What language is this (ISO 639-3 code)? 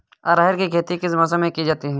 hin